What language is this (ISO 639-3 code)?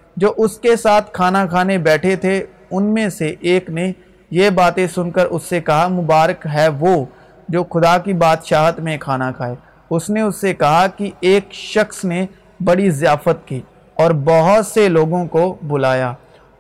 urd